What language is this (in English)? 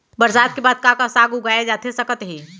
Chhattisgarhi